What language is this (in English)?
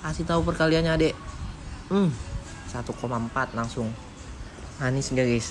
Indonesian